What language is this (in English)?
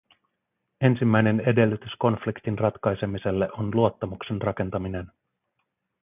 Finnish